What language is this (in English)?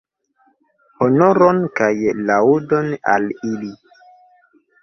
Esperanto